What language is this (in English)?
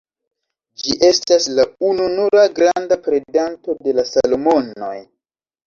Esperanto